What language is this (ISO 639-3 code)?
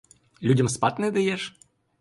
ukr